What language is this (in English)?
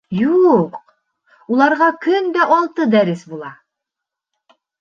Bashkir